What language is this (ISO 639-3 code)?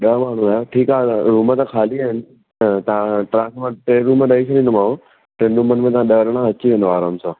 snd